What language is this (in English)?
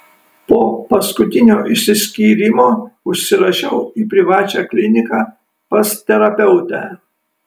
Lithuanian